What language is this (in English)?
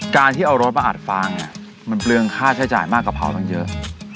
Thai